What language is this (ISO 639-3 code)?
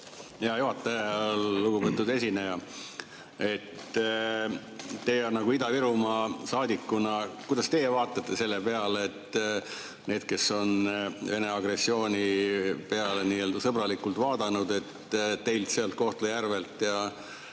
est